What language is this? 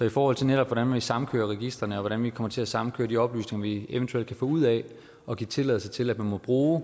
Danish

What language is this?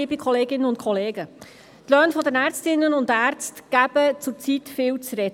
Swiss German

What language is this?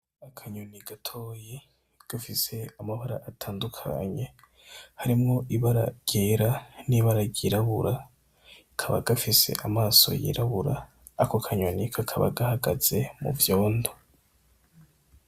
Rundi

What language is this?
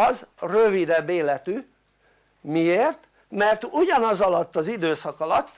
Hungarian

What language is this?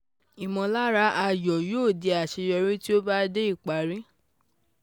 Yoruba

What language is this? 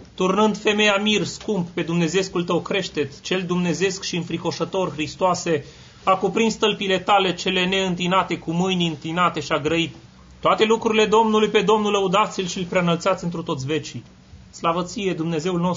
Romanian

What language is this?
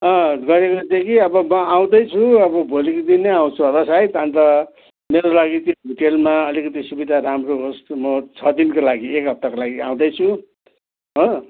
Nepali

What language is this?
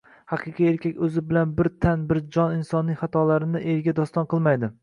Uzbek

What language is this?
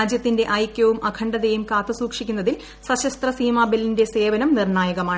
Malayalam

